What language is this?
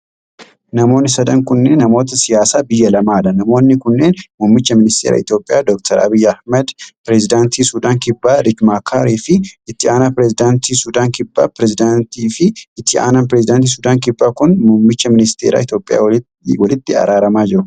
Oromo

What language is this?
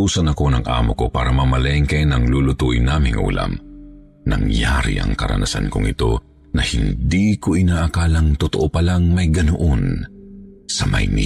Filipino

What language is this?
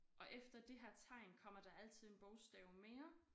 Danish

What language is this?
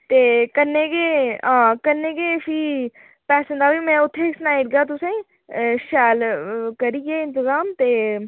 Dogri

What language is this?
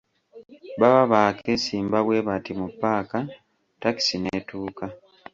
Ganda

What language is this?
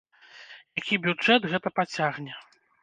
Belarusian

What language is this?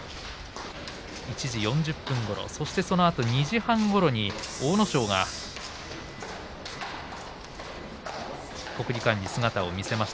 Japanese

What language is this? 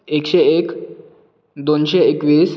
Konkani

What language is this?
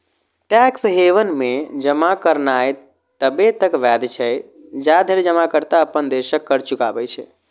Maithili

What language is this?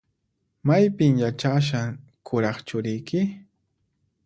Puno Quechua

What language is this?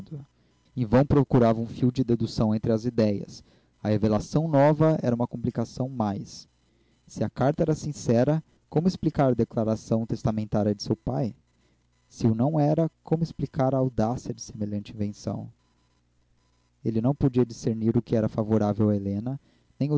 Portuguese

